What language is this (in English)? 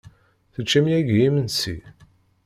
Kabyle